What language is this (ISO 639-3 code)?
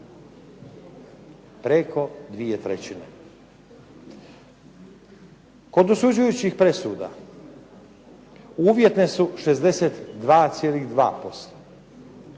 hrv